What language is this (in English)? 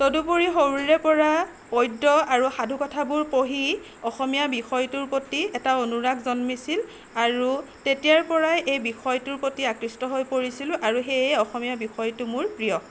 Assamese